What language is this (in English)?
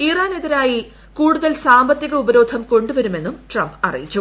Malayalam